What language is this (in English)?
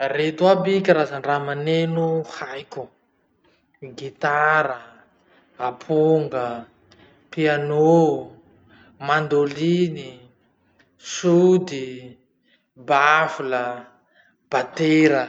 Masikoro Malagasy